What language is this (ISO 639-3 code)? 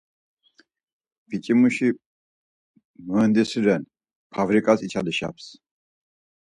lzz